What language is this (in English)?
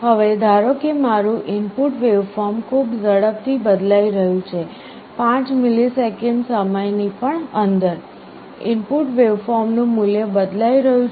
Gujarati